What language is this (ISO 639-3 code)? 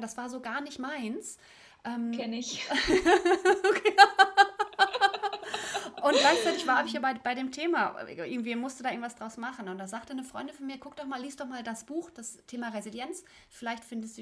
deu